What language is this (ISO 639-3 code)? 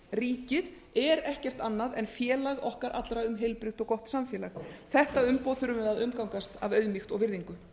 isl